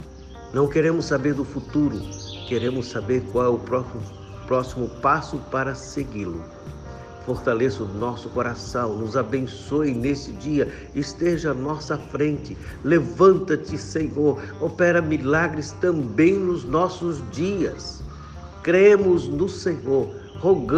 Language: Portuguese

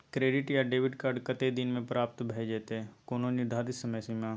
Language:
Maithili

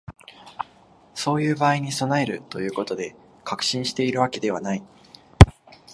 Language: Japanese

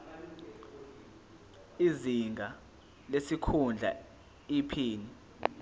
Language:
Zulu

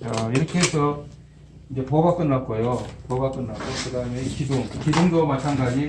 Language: Korean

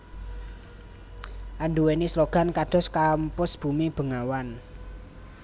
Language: Javanese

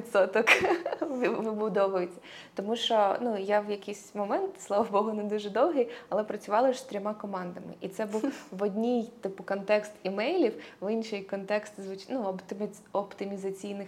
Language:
Ukrainian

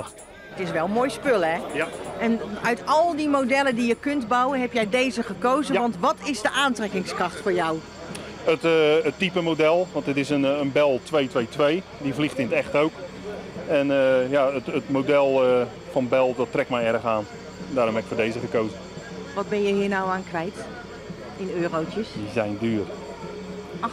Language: Dutch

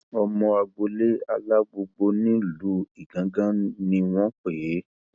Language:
Yoruba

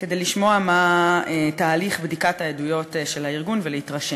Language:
Hebrew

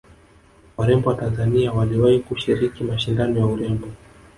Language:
Swahili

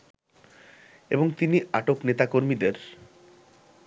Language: Bangla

